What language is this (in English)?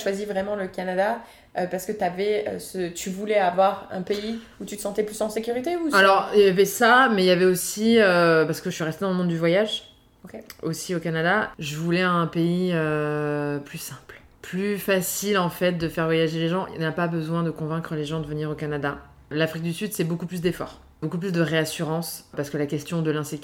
French